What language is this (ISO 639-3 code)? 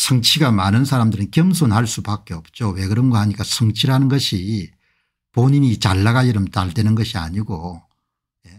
kor